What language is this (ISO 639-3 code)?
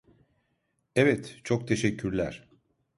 tur